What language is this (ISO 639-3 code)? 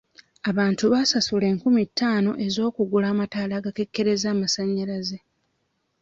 lug